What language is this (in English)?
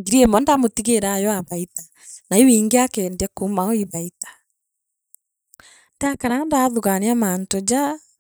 Meru